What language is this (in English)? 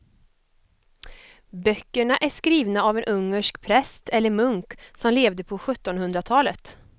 Swedish